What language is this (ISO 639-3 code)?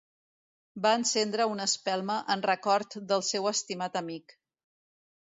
cat